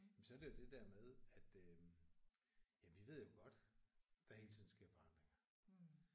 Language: Danish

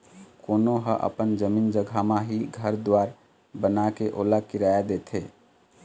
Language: Chhattisgarhi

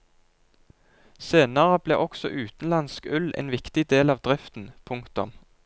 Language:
Norwegian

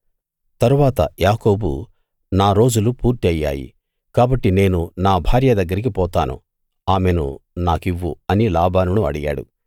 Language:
Telugu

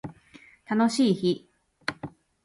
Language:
Japanese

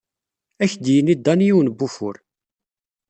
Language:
Kabyle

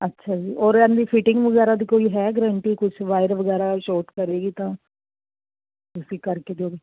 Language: Punjabi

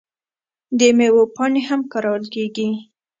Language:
Pashto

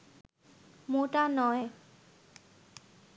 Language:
Bangla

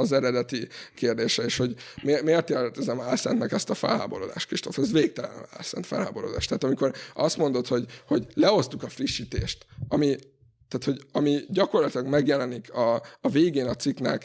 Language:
Hungarian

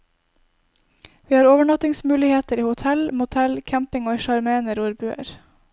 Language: Norwegian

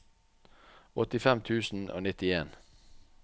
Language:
Norwegian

